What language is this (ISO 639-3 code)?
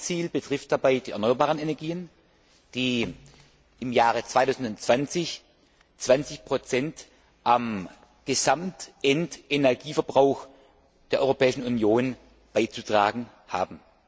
deu